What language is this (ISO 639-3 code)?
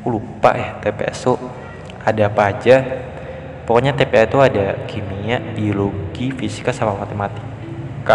ind